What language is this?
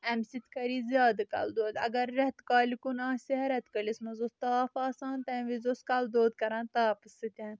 Kashmiri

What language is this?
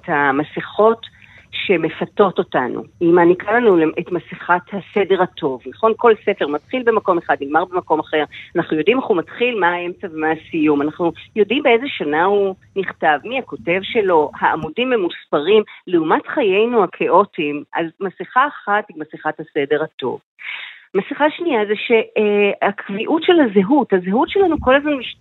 Hebrew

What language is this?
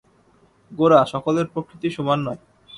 Bangla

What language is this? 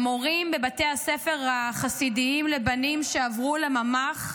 Hebrew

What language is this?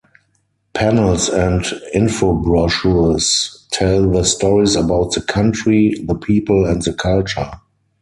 English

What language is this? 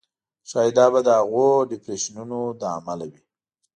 Pashto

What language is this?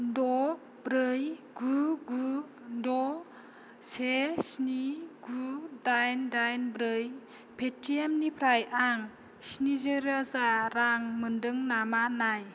Bodo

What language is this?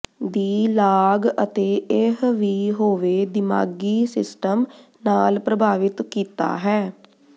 Punjabi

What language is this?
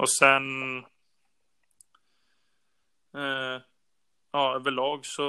Swedish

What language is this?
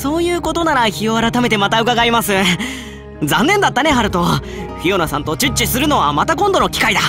Japanese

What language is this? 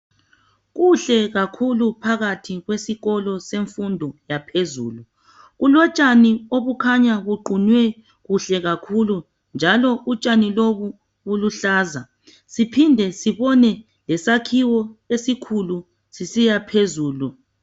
North Ndebele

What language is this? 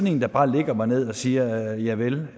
Danish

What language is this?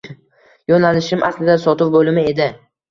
Uzbek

